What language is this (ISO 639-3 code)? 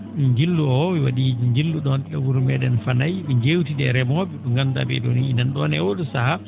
ful